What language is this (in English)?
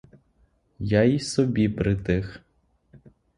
Ukrainian